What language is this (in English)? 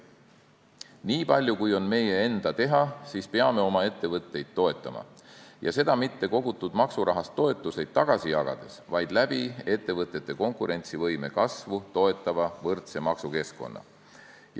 Estonian